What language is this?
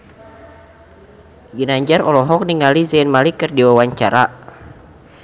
Sundanese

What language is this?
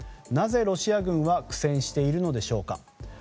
Japanese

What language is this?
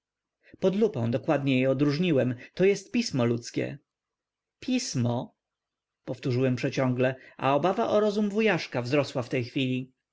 Polish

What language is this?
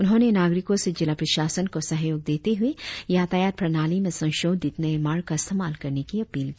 Hindi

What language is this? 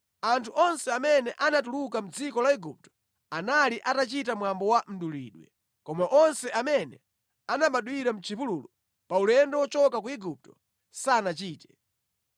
Nyanja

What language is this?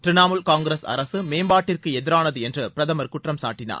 Tamil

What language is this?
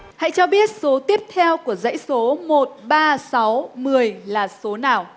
Vietnamese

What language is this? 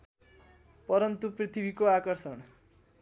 Nepali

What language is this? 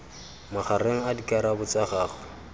Tswana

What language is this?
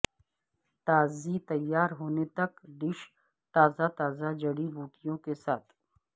Urdu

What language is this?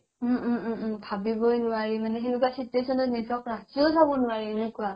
Assamese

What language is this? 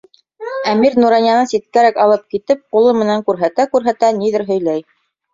Bashkir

